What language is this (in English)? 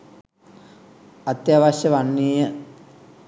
Sinhala